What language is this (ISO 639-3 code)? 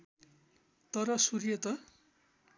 nep